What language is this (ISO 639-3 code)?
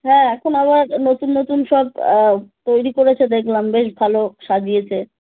ben